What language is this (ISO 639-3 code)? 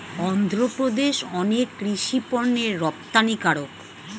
ben